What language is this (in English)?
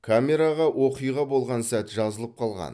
Kazakh